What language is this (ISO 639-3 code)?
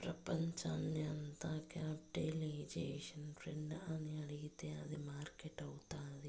tel